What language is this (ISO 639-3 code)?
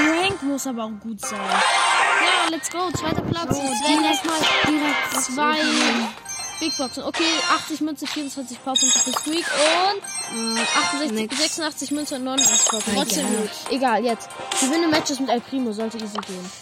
deu